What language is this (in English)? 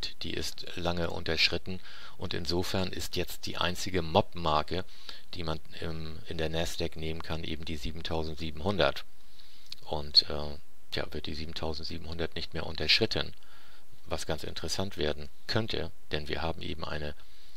German